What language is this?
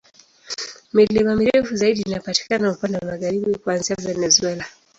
Swahili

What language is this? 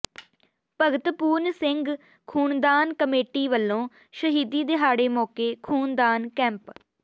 Punjabi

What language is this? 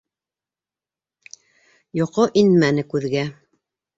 Bashkir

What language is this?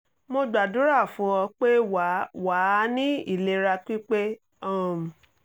Yoruba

